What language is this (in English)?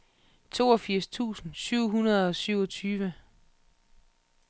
Danish